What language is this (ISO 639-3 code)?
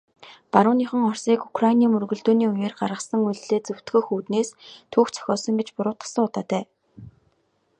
mon